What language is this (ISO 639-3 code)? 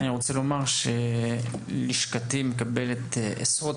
heb